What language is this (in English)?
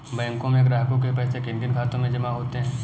Hindi